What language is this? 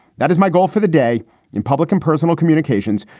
English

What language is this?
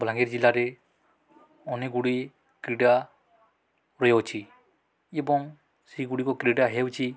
Odia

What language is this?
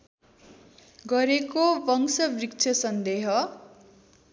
Nepali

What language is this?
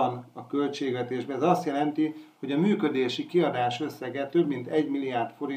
Hungarian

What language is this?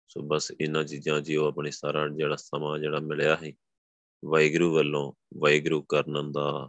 Punjabi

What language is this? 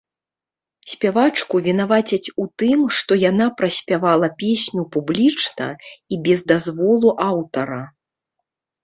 Belarusian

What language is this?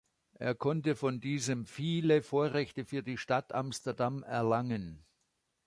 German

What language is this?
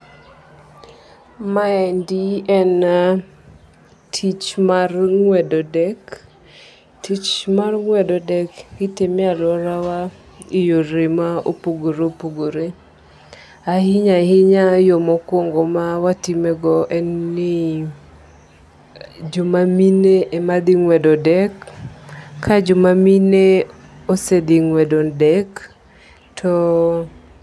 Luo (Kenya and Tanzania)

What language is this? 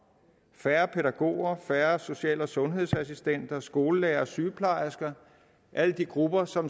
Danish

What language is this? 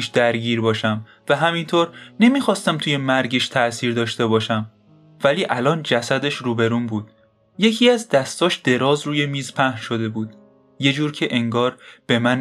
Persian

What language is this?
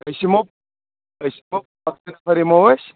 Kashmiri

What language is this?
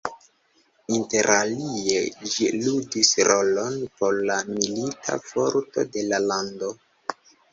Esperanto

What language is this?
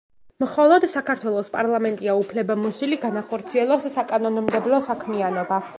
Georgian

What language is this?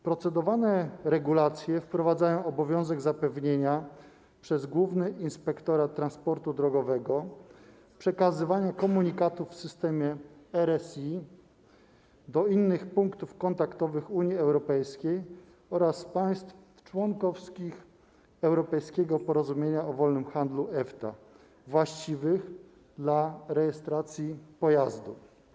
Polish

